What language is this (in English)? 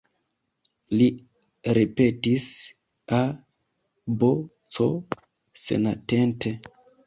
Esperanto